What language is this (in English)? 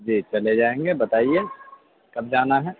Urdu